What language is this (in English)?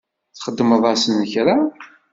Kabyle